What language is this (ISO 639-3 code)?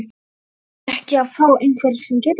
isl